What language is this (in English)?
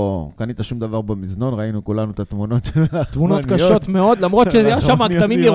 Hebrew